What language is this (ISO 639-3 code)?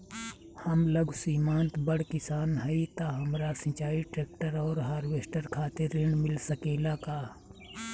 bho